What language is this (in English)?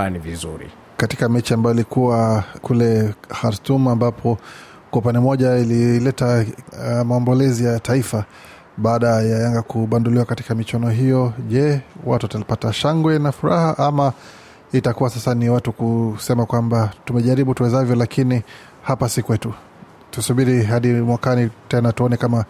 Swahili